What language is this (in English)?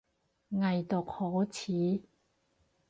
Cantonese